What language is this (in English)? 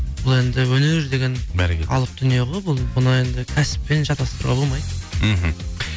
Kazakh